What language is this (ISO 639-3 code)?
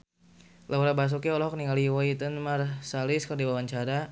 sun